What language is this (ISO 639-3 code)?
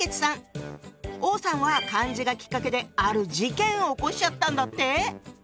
jpn